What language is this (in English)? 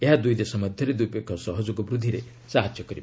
Odia